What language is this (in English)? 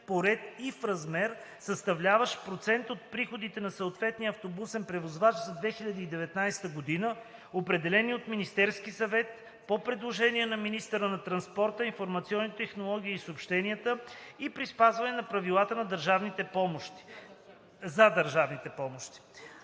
Bulgarian